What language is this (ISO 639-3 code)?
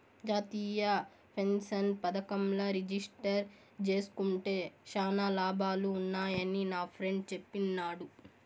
tel